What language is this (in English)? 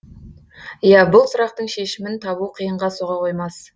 Kazakh